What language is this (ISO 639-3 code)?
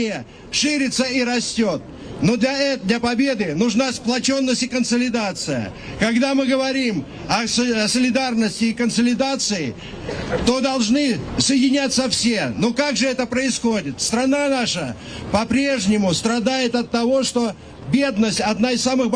rus